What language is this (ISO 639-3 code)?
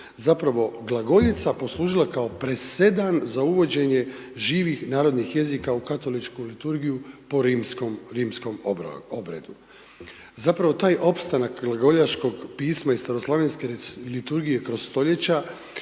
hrv